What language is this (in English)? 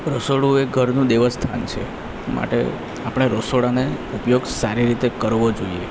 Gujarati